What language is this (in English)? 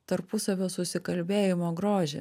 Lithuanian